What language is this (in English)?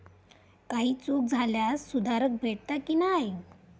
Marathi